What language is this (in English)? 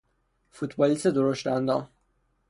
Persian